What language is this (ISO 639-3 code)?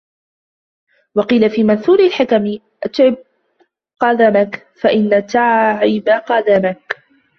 ara